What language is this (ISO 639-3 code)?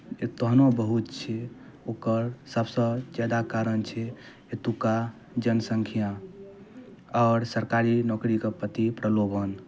mai